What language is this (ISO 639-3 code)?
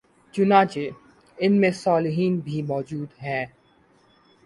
urd